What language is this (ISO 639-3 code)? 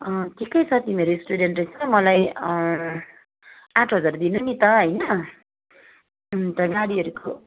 nep